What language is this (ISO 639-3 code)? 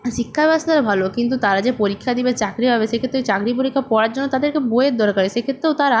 ben